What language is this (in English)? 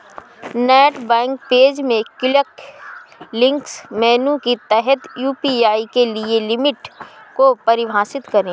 Hindi